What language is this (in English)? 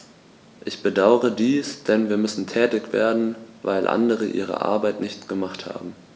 German